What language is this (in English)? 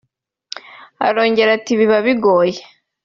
Kinyarwanda